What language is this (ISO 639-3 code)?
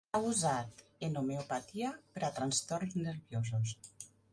cat